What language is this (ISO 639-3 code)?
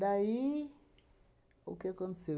por